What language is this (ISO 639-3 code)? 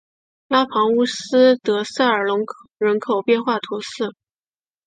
zho